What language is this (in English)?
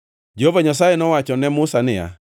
Luo (Kenya and Tanzania)